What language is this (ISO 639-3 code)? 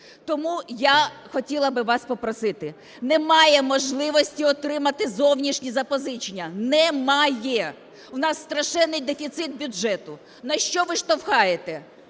ukr